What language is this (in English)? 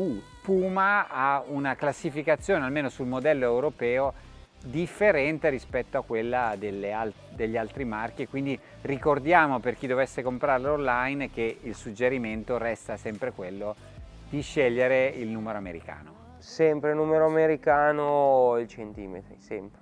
Italian